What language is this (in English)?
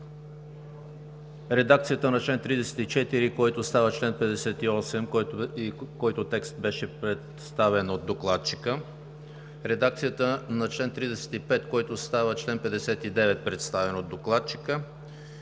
Bulgarian